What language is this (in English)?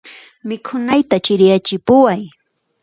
Puno Quechua